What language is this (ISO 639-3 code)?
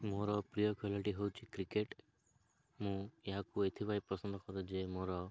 ori